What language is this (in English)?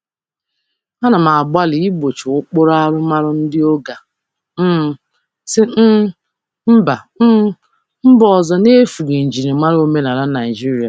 Igbo